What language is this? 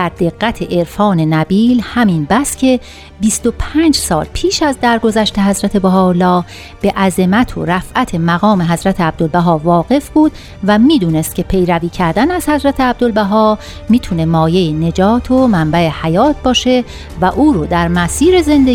Persian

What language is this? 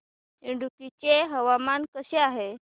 Marathi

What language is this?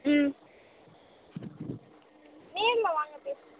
Tamil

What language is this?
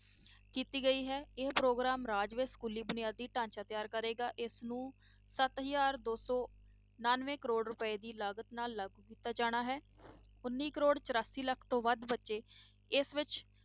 Punjabi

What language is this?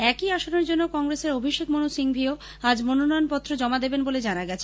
Bangla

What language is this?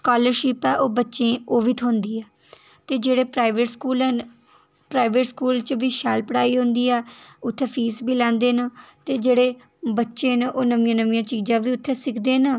Dogri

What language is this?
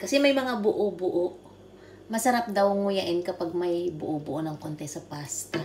Filipino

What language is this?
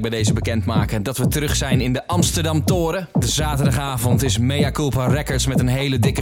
Dutch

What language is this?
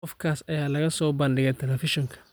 Somali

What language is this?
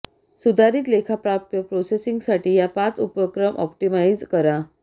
Marathi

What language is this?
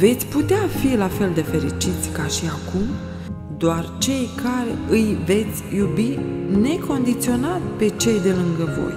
Romanian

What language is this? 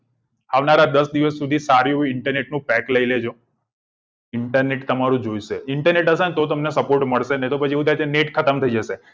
Gujarati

